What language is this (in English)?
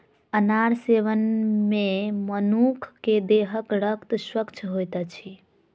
Maithili